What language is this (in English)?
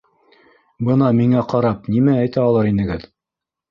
Bashkir